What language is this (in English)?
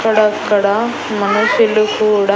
Telugu